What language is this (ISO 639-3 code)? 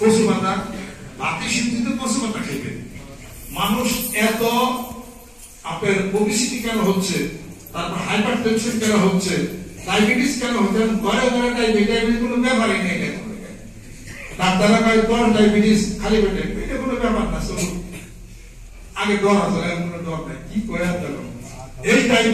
ron